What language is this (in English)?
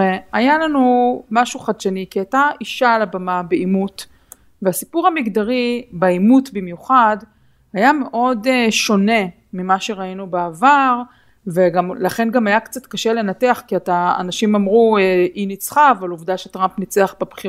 Hebrew